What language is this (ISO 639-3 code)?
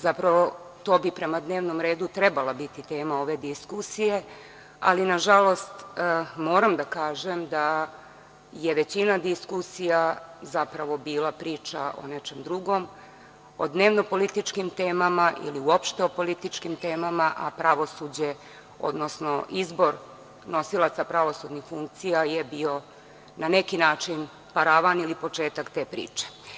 srp